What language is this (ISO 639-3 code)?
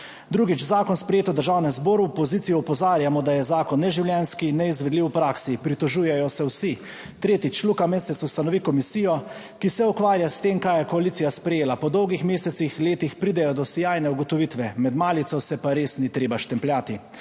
slv